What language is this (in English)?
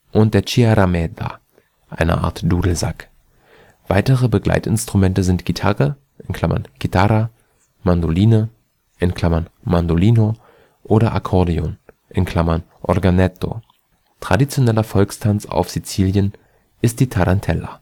German